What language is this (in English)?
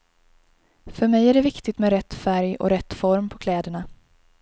Swedish